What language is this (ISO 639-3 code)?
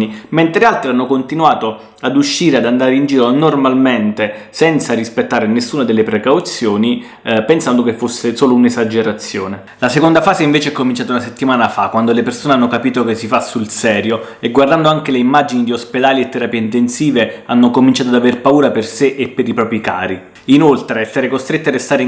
ita